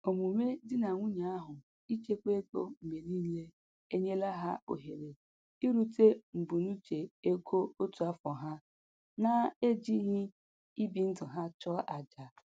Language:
Igbo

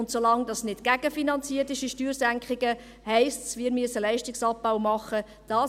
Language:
Swiss German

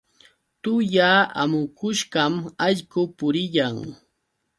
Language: Yauyos Quechua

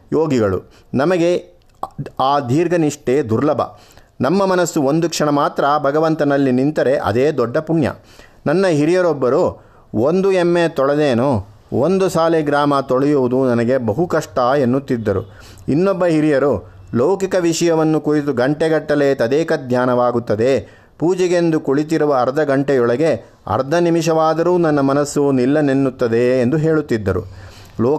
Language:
Kannada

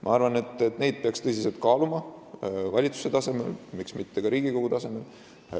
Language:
Estonian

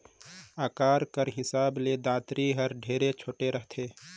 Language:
Chhattisgarhi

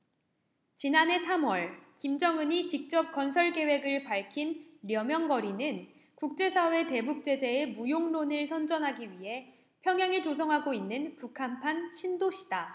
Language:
Korean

